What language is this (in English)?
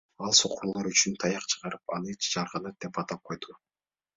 Kyrgyz